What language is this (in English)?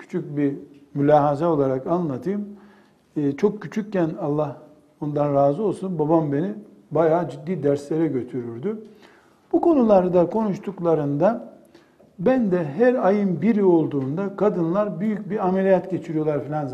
Turkish